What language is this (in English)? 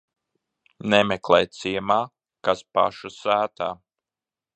Latvian